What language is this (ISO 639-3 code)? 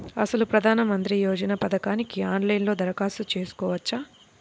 tel